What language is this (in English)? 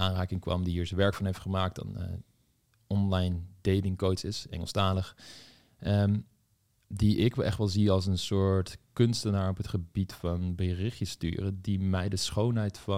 Dutch